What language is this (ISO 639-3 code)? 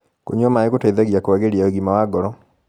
kik